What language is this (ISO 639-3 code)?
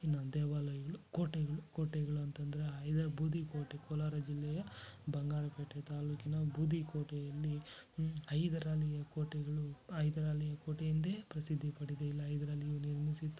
kan